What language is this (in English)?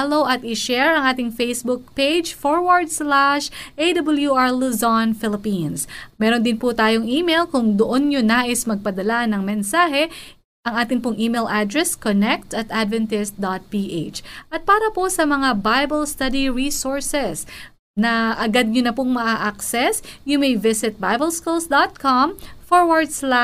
Filipino